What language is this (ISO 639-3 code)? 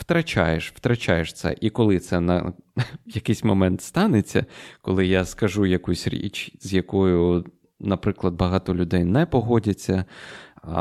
ukr